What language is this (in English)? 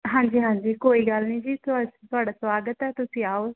Punjabi